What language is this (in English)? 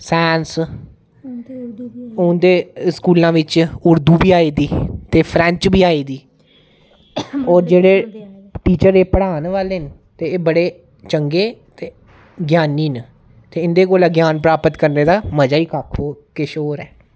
Dogri